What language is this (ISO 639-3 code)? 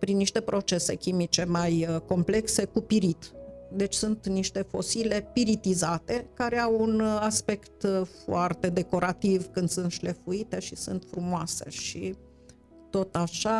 ron